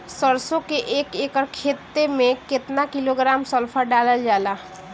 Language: Bhojpuri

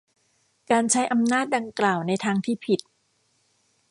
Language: Thai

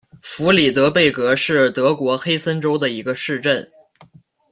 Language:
Chinese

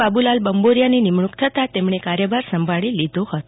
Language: Gujarati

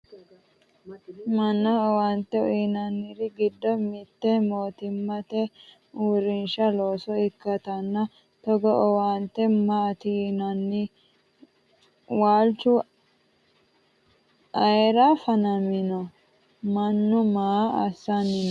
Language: Sidamo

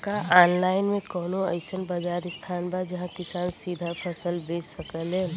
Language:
Bhojpuri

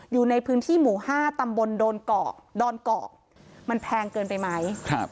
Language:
Thai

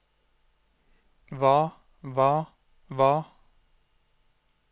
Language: Norwegian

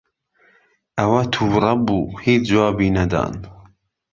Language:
Central Kurdish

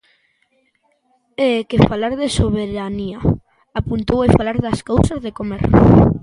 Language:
Galician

